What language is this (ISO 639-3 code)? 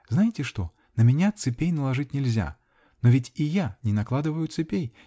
rus